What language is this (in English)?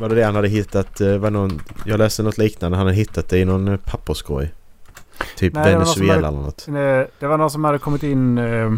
Swedish